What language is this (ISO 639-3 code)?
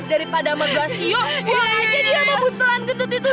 ind